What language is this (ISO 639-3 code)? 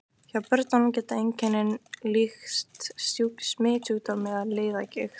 isl